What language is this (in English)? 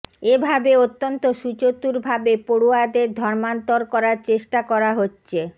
Bangla